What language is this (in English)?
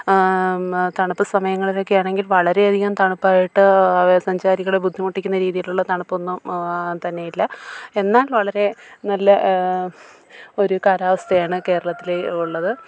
Malayalam